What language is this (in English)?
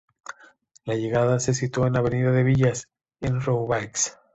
Spanish